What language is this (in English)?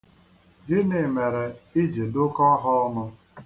Igbo